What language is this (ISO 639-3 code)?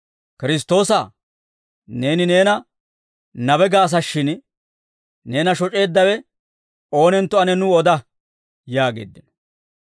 dwr